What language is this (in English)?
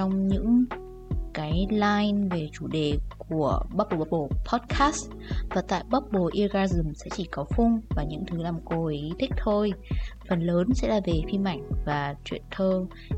Vietnamese